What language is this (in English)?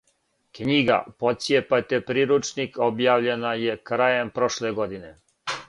Serbian